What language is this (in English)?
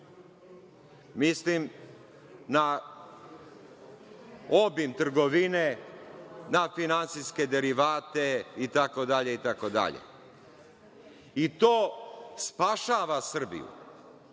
Serbian